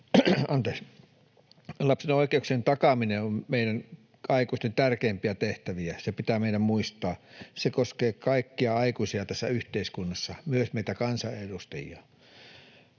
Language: Finnish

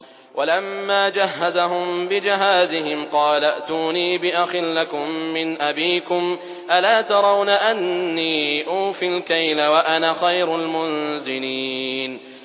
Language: Arabic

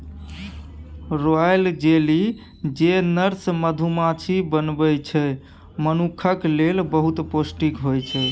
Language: Maithili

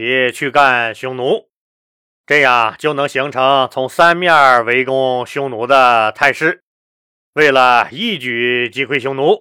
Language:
Chinese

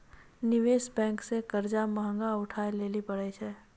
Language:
Maithili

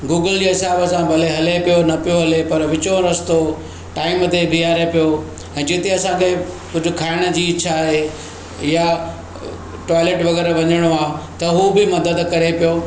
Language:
Sindhi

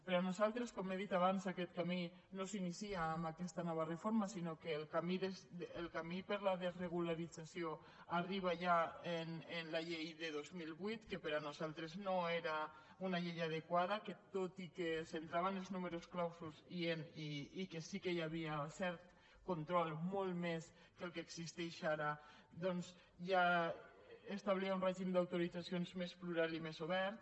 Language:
Catalan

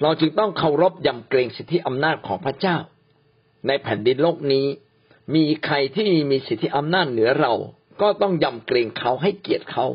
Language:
Thai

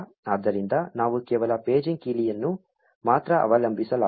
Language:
Kannada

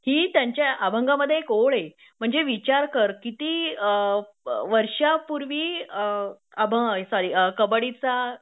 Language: Marathi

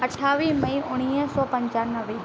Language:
Sindhi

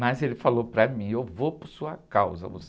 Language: Portuguese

